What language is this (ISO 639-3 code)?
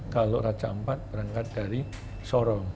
ind